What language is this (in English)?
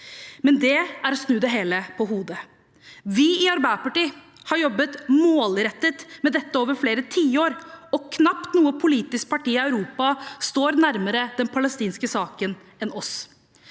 Norwegian